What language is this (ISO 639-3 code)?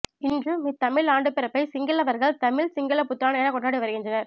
tam